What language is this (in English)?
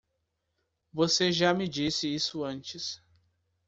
Portuguese